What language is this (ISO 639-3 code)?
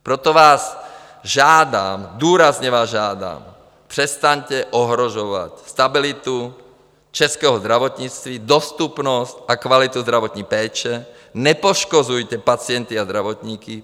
ces